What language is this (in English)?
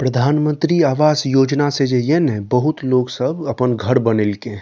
Maithili